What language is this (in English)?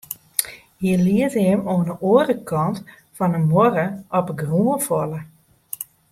Western Frisian